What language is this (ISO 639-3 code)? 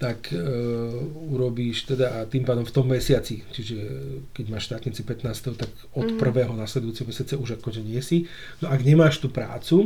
slk